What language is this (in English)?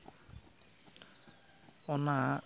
Santali